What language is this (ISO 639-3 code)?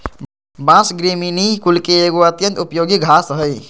mag